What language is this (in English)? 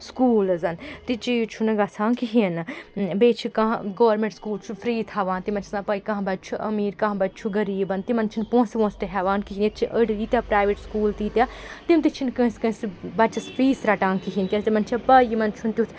Kashmiri